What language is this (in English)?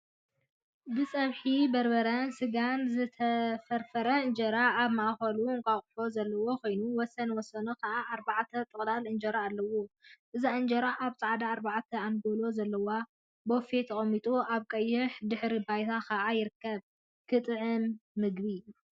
Tigrinya